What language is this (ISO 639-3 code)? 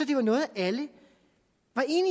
dan